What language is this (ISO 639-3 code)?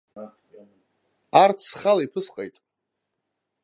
abk